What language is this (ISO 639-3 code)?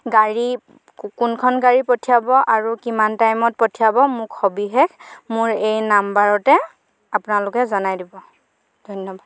asm